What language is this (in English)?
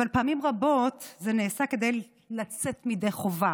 Hebrew